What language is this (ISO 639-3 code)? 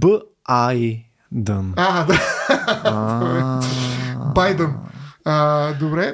bul